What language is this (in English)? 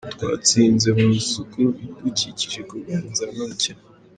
Kinyarwanda